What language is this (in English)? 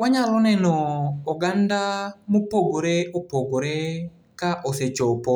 Luo (Kenya and Tanzania)